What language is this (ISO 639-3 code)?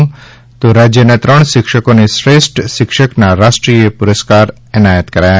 guj